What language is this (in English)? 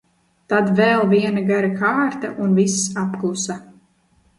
Latvian